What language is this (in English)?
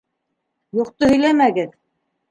Bashkir